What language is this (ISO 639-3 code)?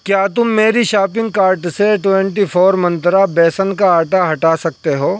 urd